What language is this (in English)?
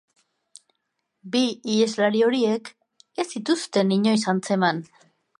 Basque